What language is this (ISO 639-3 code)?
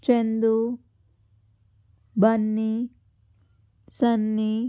tel